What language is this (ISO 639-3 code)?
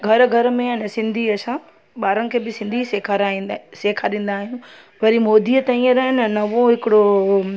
snd